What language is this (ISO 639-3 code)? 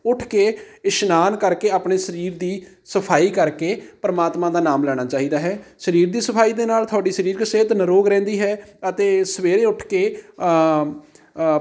pan